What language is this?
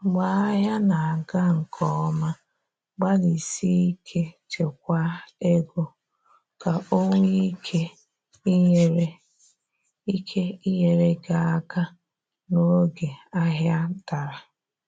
Igbo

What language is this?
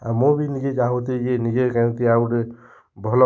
Odia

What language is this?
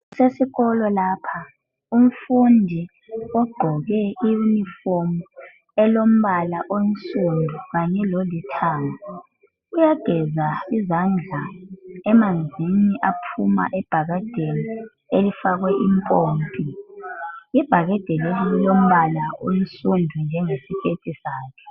North Ndebele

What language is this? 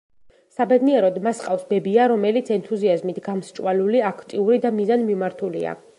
Georgian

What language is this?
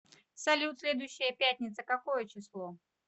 Russian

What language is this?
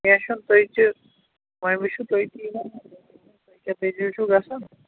Kashmiri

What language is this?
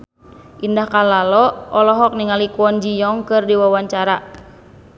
Sundanese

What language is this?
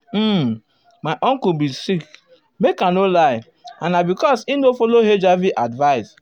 Nigerian Pidgin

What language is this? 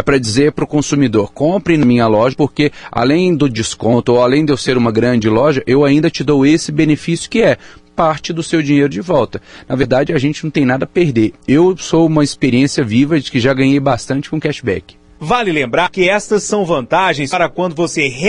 Portuguese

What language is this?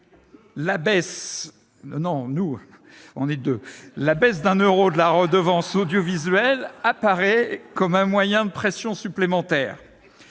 French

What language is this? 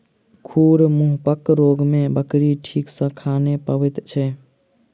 Maithili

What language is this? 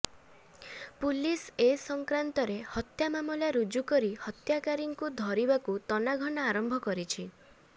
Odia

